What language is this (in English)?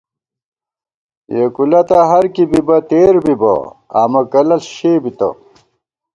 Gawar-Bati